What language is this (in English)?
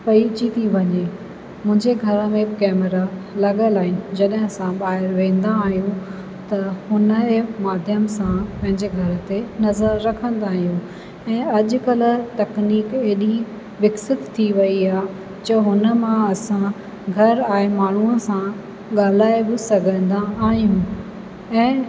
Sindhi